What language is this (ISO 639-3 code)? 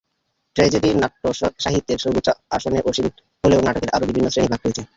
ben